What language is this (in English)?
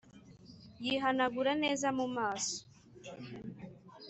Kinyarwanda